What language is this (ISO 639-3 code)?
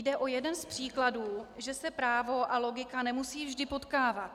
ces